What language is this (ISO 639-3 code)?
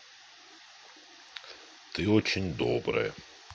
rus